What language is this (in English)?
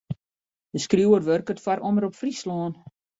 Western Frisian